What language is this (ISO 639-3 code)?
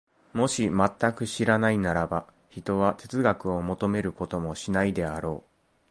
jpn